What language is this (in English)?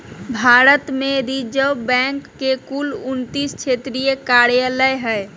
Magahi